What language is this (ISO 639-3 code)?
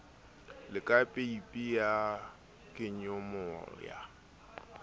sot